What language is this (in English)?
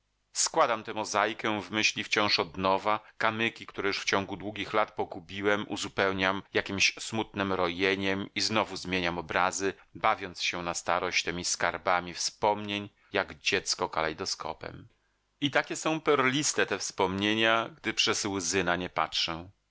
Polish